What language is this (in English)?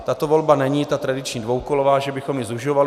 Czech